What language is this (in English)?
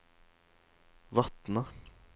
Norwegian